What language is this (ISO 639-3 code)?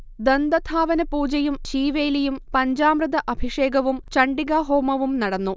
mal